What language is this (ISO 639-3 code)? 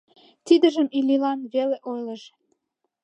chm